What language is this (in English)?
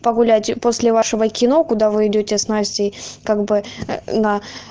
Russian